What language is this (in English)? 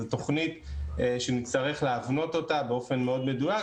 Hebrew